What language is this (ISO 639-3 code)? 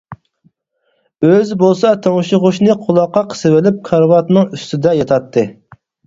uig